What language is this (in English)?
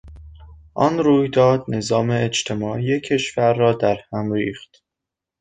Persian